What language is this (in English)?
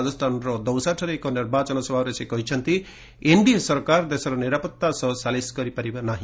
Odia